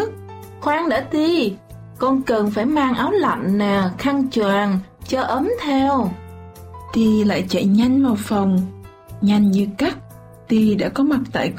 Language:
Vietnamese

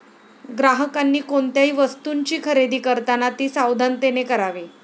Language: Marathi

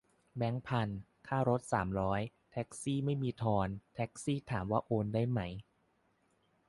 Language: Thai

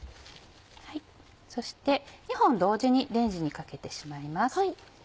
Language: Japanese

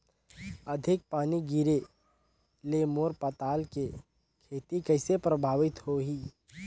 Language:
Chhattisgarhi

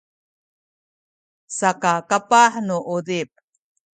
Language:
Sakizaya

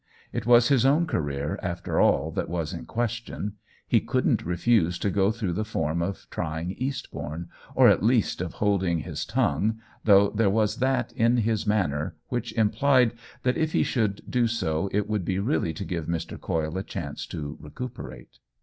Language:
English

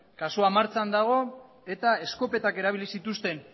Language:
Basque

